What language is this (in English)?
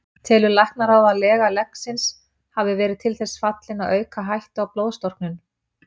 Icelandic